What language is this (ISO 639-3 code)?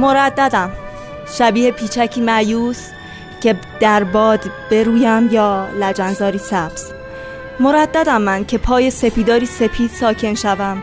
fas